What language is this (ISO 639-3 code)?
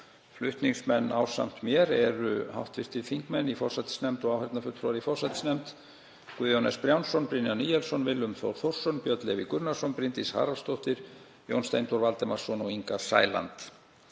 isl